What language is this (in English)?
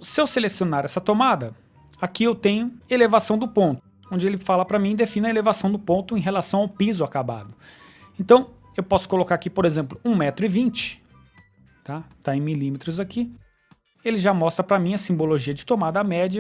Portuguese